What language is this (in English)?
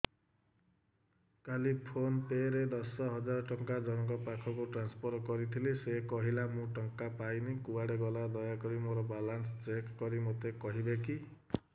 Odia